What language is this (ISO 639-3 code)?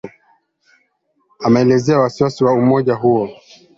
swa